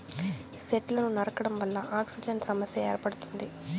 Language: Telugu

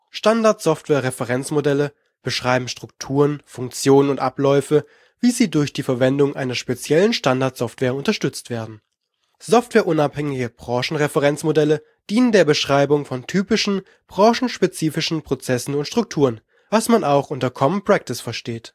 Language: German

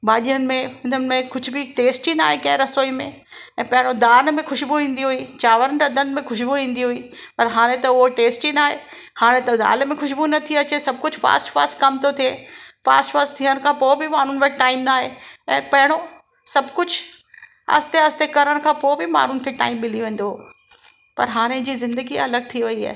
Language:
Sindhi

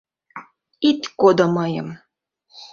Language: Mari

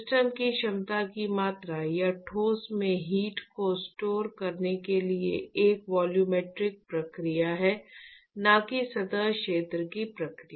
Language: Hindi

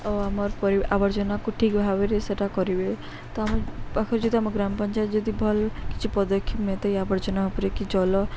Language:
Odia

